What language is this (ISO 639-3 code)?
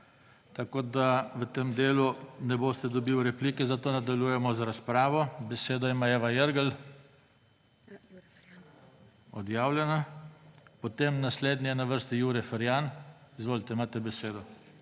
slv